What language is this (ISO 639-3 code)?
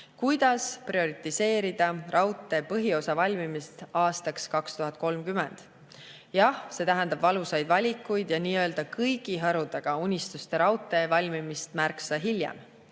est